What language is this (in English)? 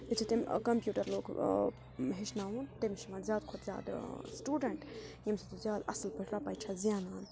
Kashmiri